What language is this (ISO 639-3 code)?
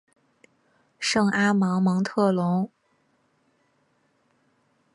zho